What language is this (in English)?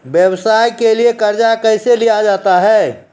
Maithili